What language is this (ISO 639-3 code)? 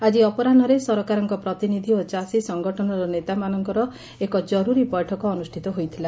ori